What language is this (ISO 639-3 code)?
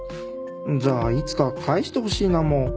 jpn